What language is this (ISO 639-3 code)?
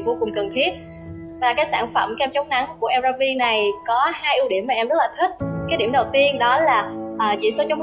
vie